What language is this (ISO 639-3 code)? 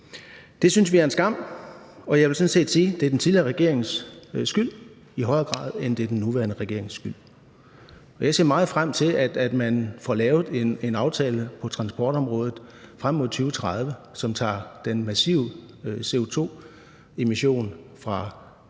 dan